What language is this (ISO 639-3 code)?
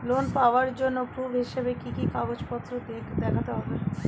ben